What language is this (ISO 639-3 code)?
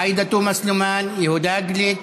heb